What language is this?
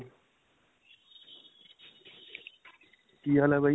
Punjabi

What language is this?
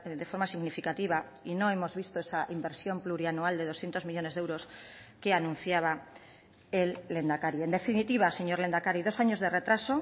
Spanish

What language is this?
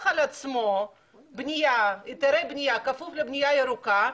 Hebrew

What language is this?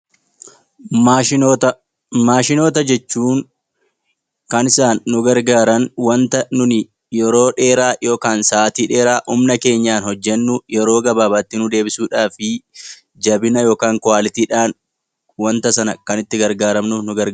Oromo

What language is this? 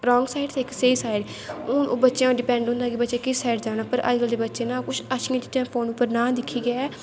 Dogri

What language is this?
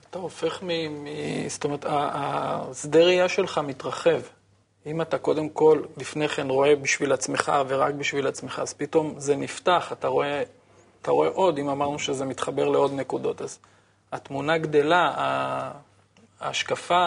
Hebrew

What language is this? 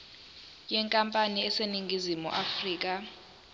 Zulu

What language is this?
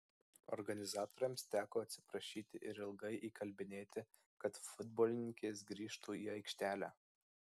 Lithuanian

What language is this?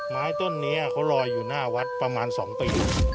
Thai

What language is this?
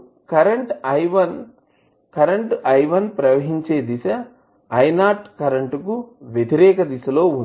Telugu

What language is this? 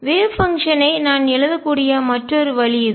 Tamil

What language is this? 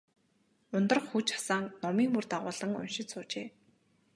Mongolian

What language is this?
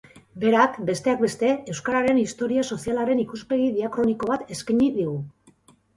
Basque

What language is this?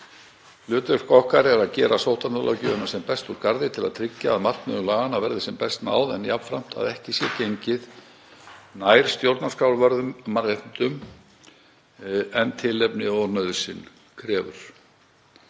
Icelandic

